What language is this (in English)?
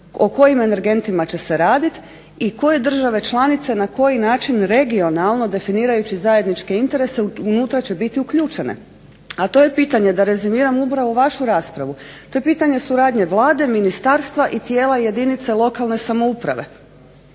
Croatian